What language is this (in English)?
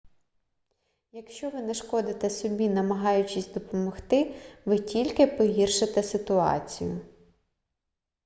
Ukrainian